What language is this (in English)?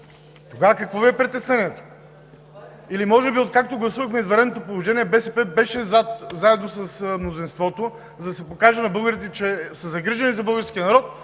Bulgarian